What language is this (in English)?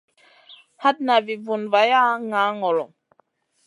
Masana